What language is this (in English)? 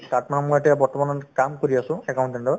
Assamese